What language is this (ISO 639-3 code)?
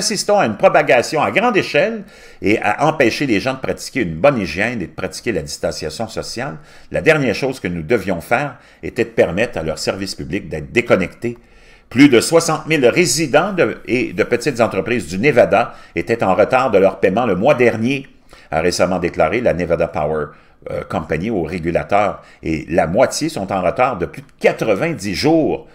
fra